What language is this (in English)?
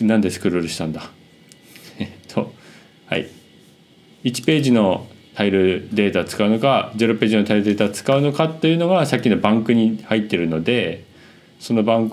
Japanese